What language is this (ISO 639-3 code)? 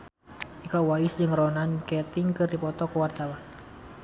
sun